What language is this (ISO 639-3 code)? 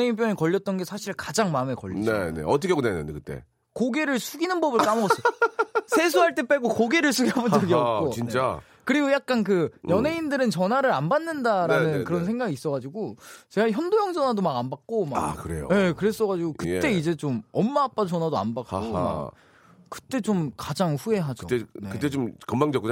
kor